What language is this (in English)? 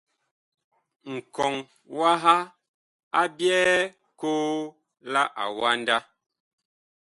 Bakoko